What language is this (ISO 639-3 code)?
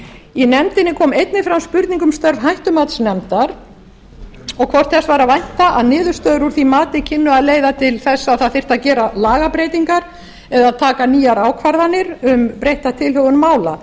isl